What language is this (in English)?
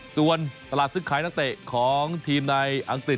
Thai